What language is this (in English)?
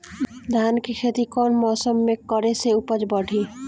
Bhojpuri